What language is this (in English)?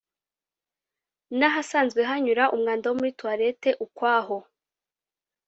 Kinyarwanda